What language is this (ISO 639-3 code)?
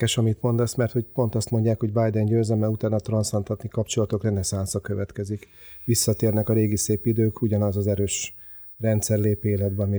hun